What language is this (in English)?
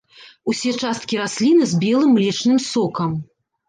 Belarusian